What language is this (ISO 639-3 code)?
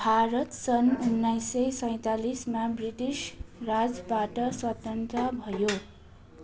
nep